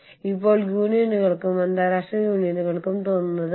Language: Malayalam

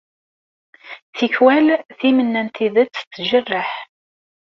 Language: Kabyle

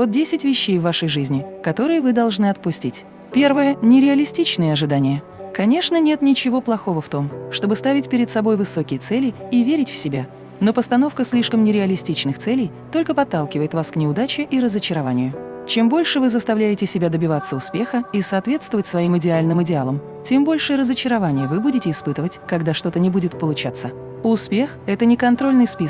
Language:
Russian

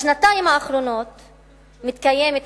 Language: Hebrew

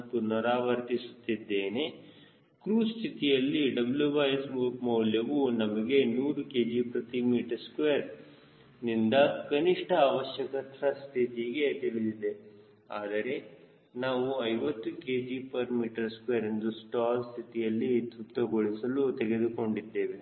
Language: Kannada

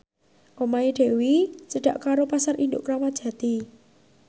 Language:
Javanese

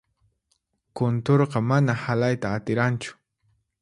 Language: Puno Quechua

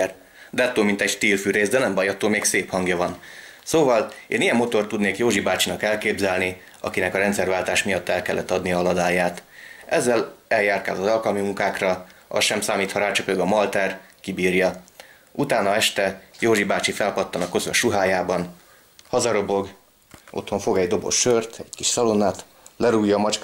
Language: Hungarian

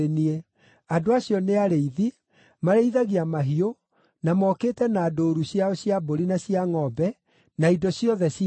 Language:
Kikuyu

